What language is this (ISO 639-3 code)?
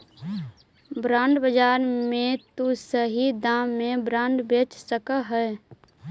mag